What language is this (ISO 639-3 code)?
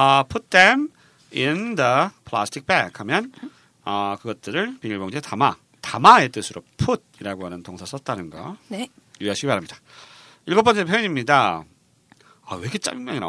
kor